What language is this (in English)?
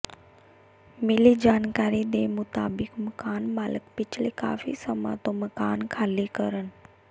Punjabi